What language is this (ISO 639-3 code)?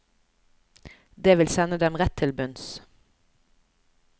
nor